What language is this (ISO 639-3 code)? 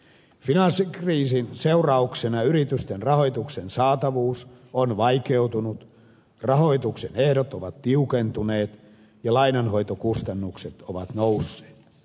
fin